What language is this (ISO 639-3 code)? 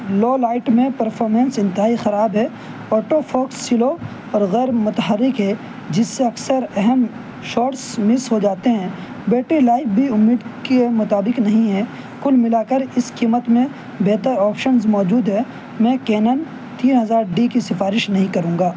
urd